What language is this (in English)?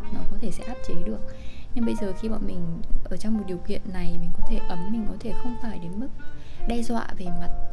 Vietnamese